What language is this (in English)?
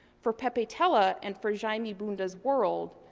English